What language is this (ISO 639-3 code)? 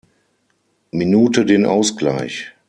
deu